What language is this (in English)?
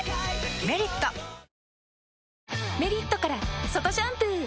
Japanese